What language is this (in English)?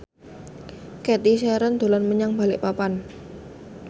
Javanese